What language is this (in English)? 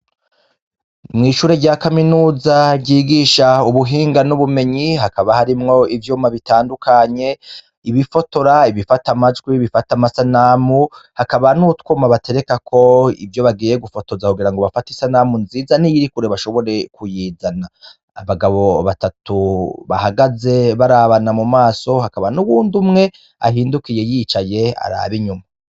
Rundi